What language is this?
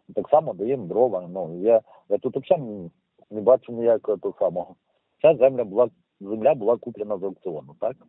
Ukrainian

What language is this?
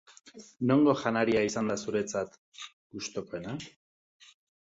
Basque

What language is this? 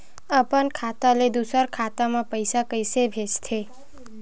Chhattisgarhi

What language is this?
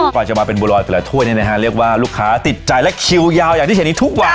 Thai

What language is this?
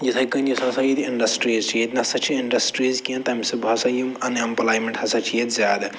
Kashmiri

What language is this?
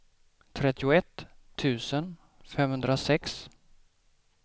Swedish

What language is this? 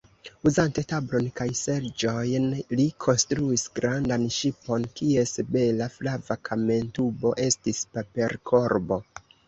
Esperanto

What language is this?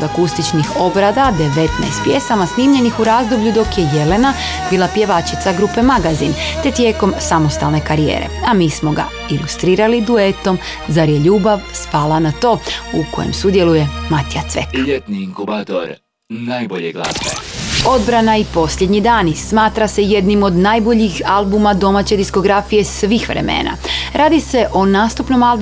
Croatian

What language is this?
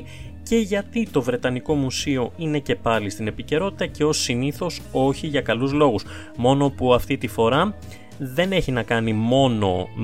Greek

